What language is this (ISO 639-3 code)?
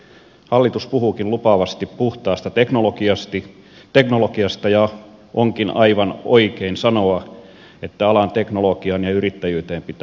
fin